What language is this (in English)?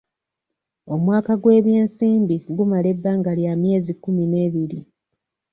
Ganda